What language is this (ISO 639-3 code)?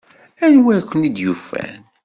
kab